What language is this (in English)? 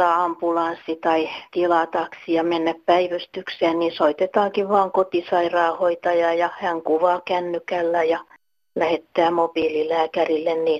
Finnish